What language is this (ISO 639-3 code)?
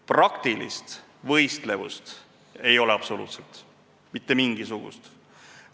est